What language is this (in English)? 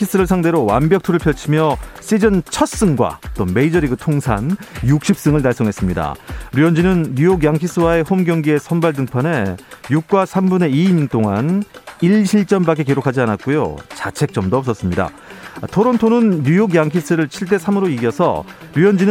Korean